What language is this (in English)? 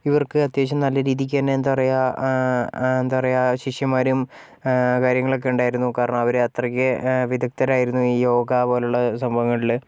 Malayalam